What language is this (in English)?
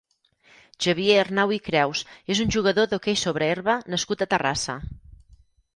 Catalan